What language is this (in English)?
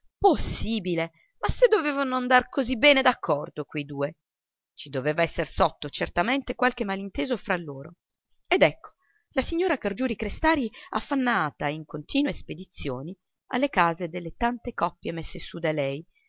Italian